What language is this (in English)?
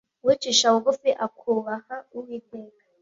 Kinyarwanda